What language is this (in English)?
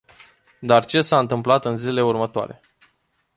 Romanian